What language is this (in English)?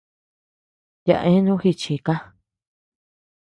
Tepeuxila Cuicatec